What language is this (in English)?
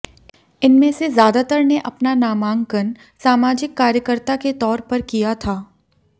Hindi